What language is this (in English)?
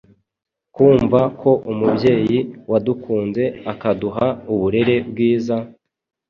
Kinyarwanda